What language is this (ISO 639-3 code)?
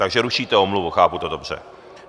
ces